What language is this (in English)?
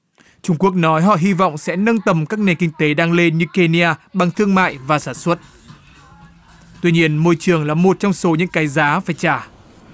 Vietnamese